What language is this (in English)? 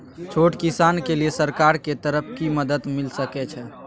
Maithili